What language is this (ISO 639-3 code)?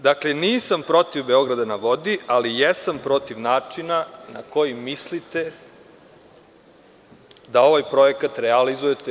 srp